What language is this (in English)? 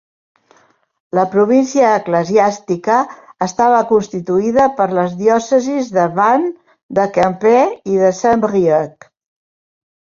Catalan